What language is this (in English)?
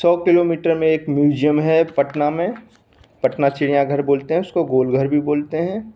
Hindi